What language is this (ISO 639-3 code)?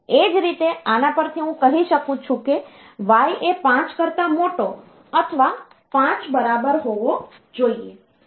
guj